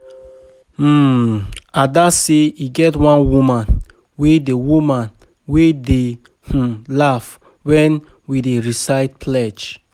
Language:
Nigerian Pidgin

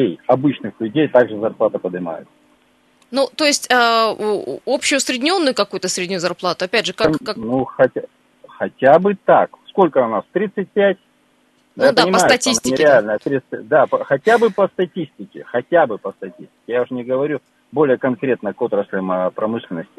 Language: Russian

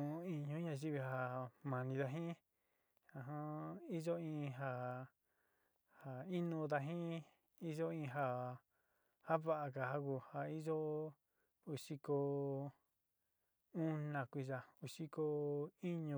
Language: Sinicahua Mixtec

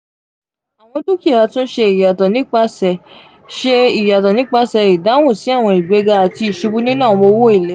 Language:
Yoruba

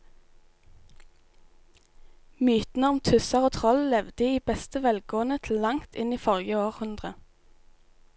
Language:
Norwegian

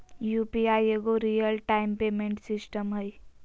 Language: Magahi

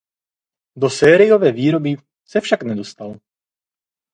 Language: Czech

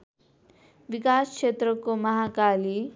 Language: Nepali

